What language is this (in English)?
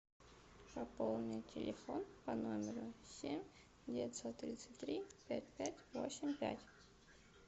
Russian